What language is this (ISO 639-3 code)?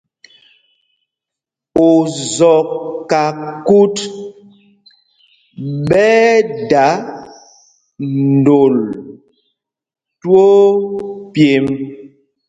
mgg